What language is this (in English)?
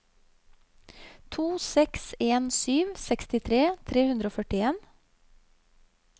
Norwegian